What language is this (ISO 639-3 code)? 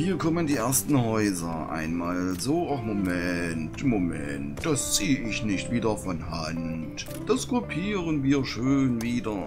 deu